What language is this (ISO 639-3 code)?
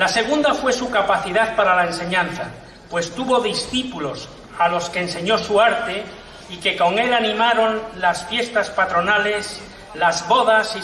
spa